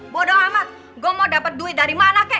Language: Indonesian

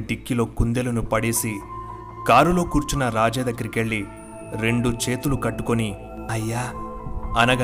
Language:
Telugu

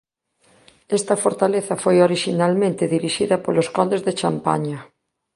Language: Galician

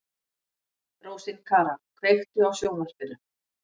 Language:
Icelandic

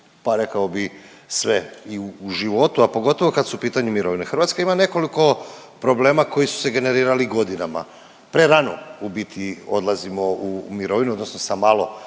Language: Croatian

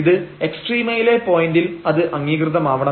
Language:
Malayalam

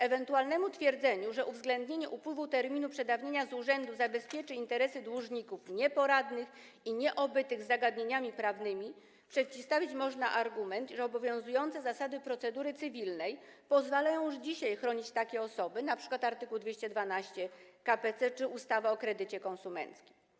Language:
Polish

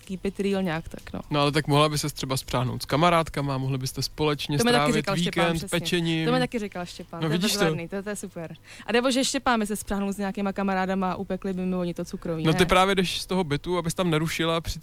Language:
Czech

